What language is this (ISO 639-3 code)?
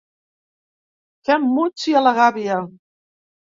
cat